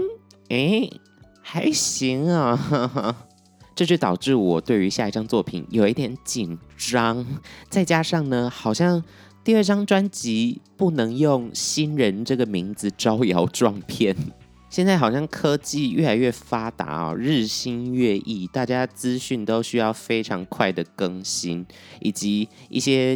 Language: Chinese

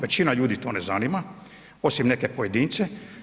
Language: Croatian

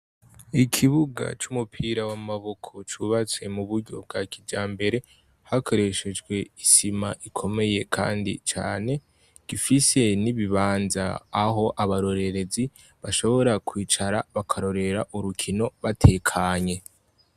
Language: Rundi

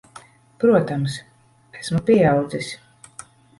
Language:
Latvian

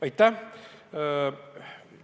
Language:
Estonian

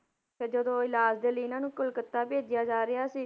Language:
Punjabi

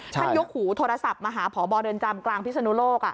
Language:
Thai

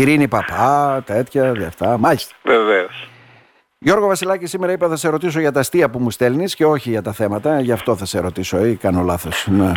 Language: Greek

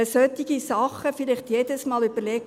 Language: Swiss German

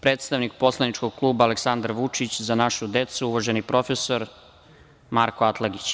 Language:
Serbian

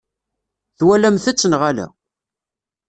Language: Kabyle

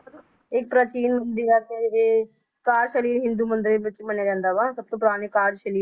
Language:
Punjabi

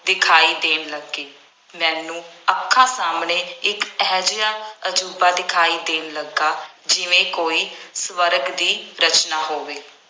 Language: Punjabi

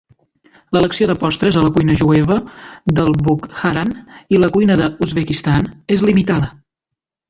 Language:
Catalan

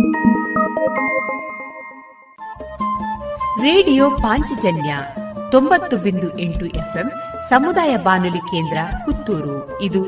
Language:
Kannada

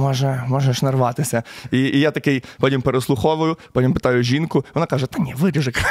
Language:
Ukrainian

